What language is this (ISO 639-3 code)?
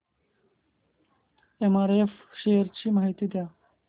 mar